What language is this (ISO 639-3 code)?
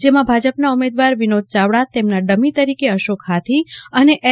guj